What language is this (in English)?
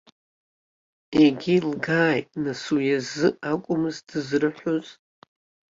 Abkhazian